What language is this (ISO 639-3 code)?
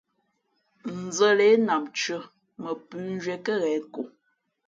fmp